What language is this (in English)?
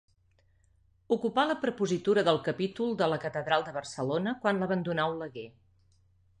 Catalan